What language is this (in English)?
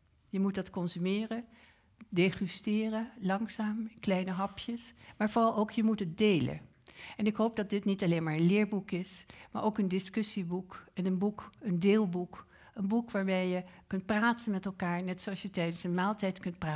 Dutch